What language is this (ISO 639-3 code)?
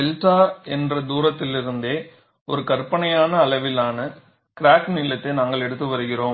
tam